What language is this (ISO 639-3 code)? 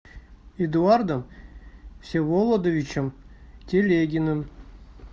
rus